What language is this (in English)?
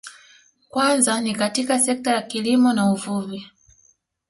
Swahili